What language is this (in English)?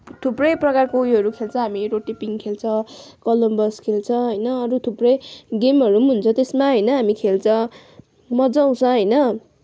Nepali